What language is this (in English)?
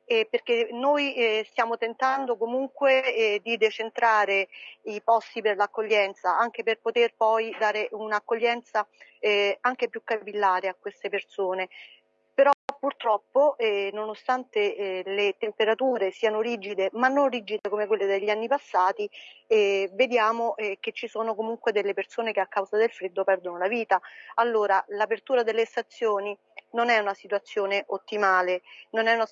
Italian